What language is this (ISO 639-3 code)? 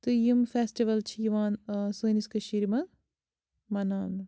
kas